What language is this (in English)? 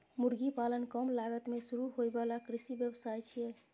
Maithili